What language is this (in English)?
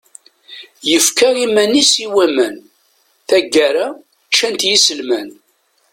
Kabyle